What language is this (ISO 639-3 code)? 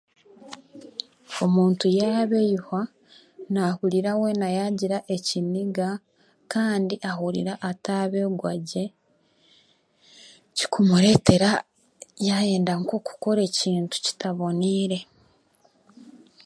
cgg